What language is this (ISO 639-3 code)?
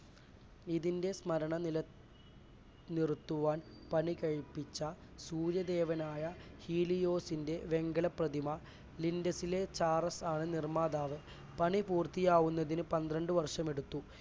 mal